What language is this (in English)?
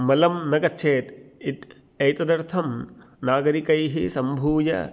Sanskrit